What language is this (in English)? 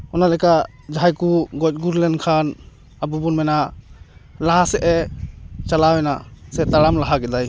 Santali